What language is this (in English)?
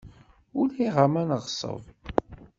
Kabyle